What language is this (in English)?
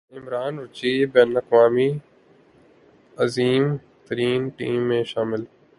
Urdu